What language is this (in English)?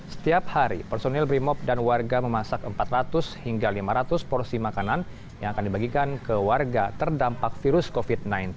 Indonesian